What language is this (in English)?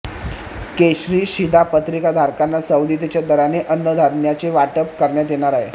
Marathi